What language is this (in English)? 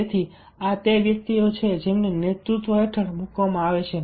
Gujarati